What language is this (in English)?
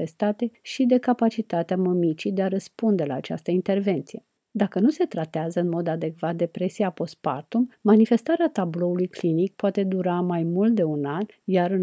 Romanian